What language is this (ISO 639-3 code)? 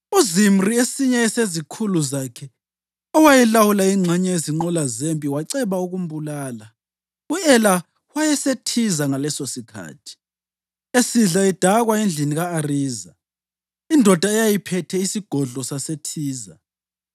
nde